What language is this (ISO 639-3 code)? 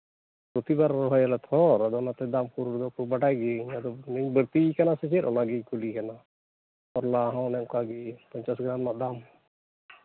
sat